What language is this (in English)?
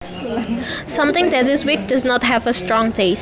Javanese